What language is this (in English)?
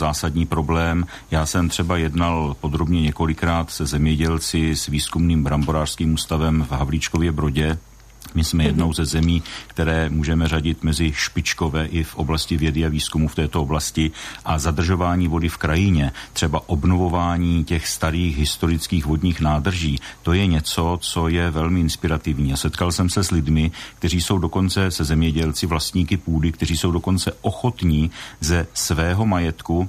Czech